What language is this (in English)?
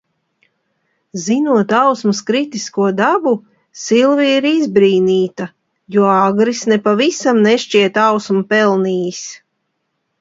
Latvian